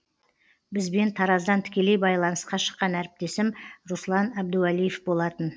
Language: Kazakh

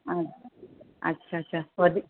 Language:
Sindhi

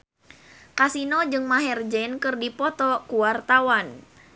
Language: Sundanese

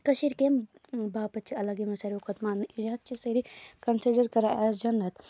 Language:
Kashmiri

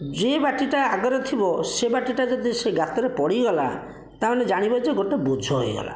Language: Odia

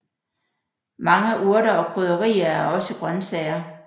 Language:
Danish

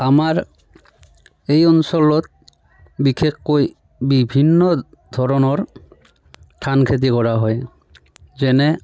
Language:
Assamese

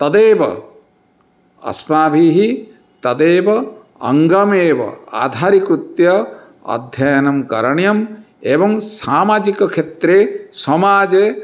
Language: Sanskrit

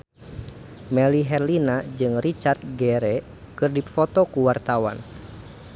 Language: Sundanese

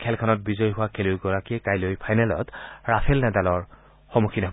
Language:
Assamese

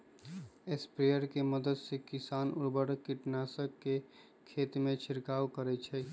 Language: Magahi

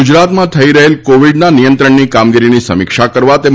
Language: Gujarati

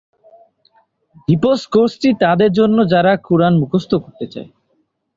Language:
Bangla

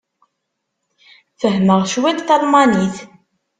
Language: Kabyle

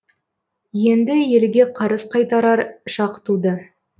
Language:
Kazakh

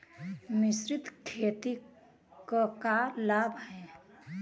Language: Bhojpuri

